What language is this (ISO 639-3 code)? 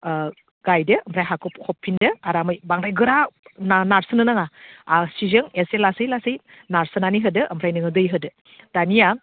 brx